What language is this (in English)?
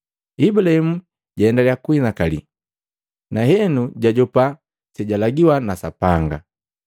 Matengo